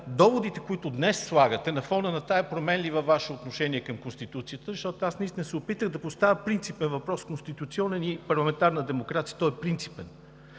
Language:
Bulgarian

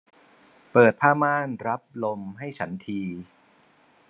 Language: Thai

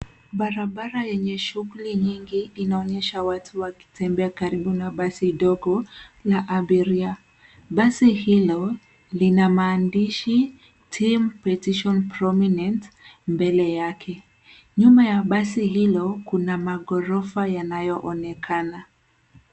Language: Swahili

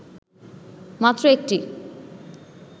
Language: Bangla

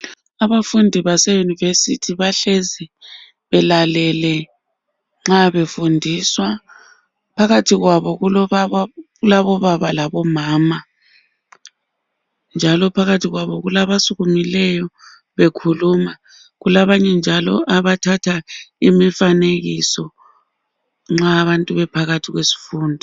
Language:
North Ndebele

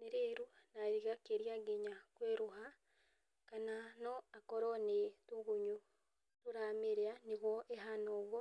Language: Kikuyu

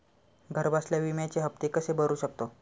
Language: Marathi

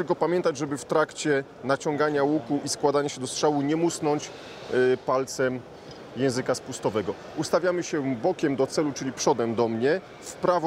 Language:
Polish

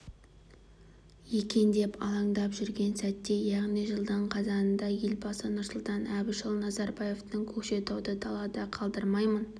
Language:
Kazakh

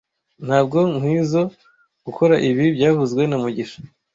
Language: Kinyarwanda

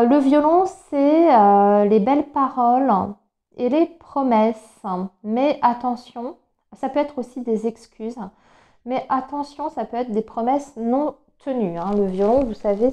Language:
French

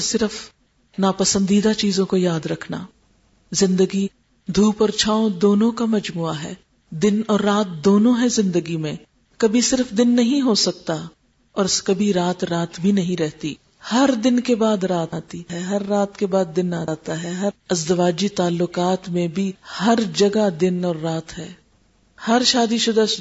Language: Urdu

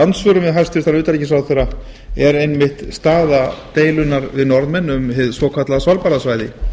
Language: Icelandic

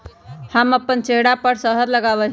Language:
Magahi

